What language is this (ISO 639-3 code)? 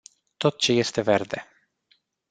ron